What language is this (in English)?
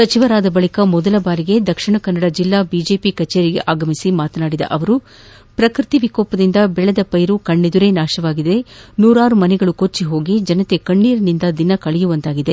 Kannada